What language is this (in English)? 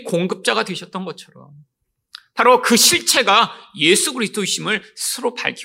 Korean